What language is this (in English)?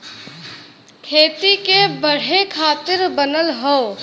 Bhojpuri